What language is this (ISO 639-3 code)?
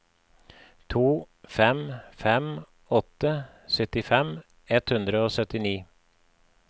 nor